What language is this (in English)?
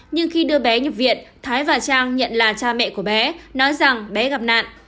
Vietnamese